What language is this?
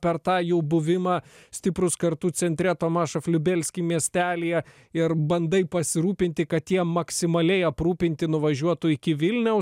Lithuanian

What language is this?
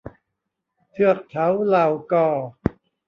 Thai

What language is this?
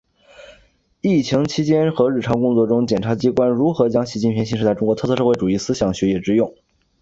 Chinese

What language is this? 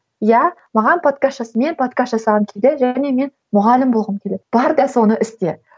Kazakh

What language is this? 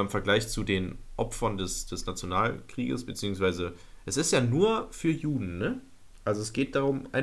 German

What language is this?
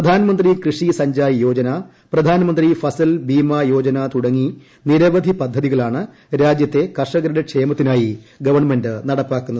Malayalam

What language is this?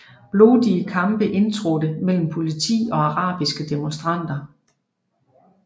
Danish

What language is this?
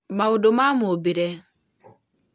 Kikuyu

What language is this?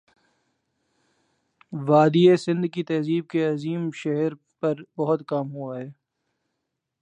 Urdu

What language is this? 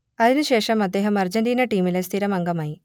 Malayalam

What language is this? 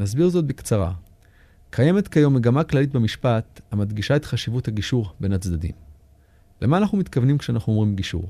Hebrew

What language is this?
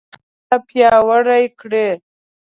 Pashto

